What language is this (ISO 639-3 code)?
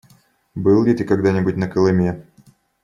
rus